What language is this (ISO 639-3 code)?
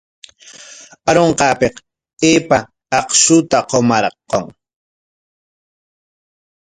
qwa